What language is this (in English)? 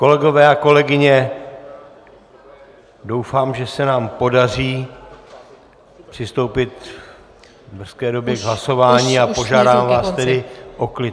Czech